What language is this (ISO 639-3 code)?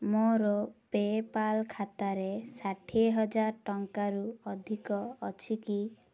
ori